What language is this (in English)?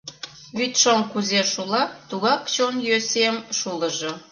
Mari